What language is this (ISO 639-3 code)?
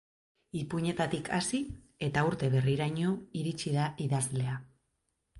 eus